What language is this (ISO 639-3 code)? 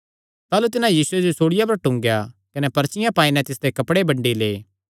xnr